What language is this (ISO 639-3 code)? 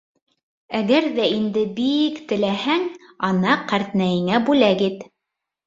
bak